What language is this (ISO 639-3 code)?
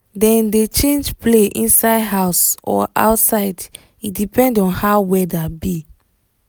pcm